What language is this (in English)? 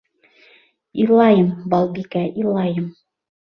Bashkir